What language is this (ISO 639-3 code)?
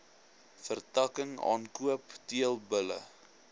afr